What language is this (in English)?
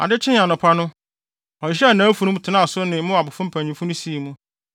Akan